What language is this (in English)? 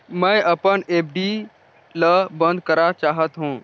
Chhattisgarhi